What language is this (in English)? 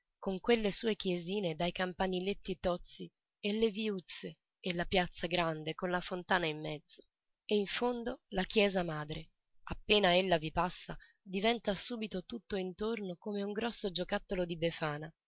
Italian